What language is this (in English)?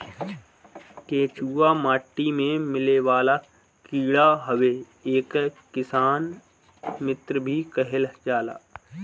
Bhojpuri